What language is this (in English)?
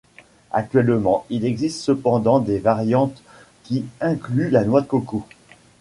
French